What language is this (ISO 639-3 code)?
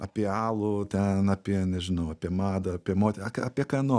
lit